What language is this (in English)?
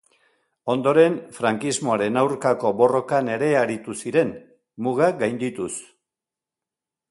Basque